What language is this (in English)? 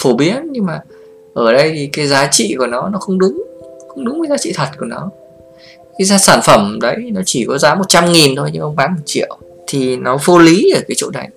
Vietnamese